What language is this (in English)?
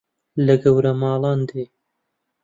Central Kurdish